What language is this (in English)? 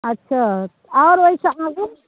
Maithili